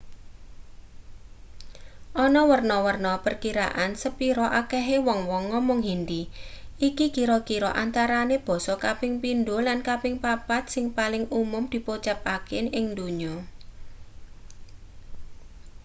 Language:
Javanese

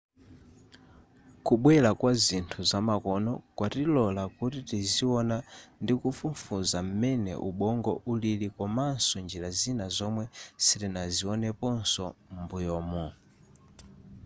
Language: Nyanja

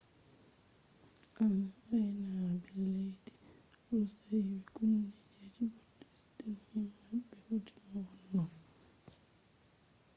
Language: Fula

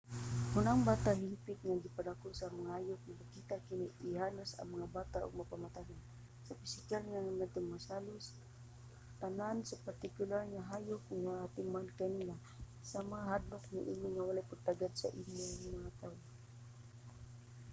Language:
Cebuano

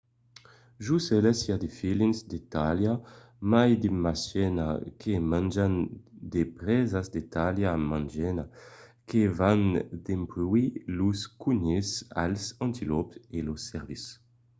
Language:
Occitan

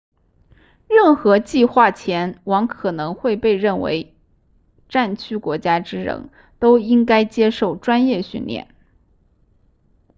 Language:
Chinese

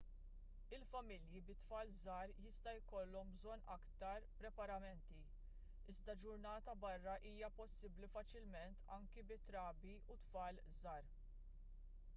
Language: Maltese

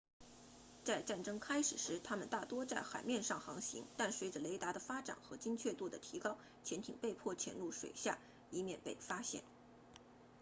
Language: Chinese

